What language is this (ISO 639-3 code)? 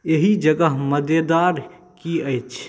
mai